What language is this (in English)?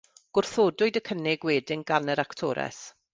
Welsh